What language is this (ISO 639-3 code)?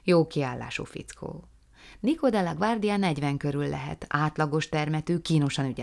hun